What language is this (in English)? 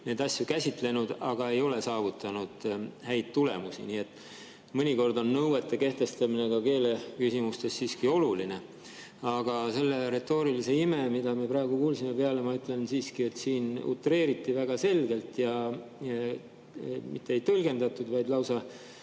Estonian